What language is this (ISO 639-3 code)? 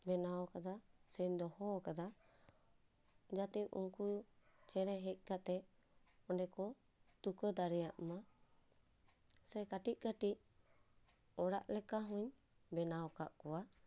sat